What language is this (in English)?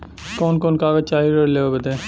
Bhojpuri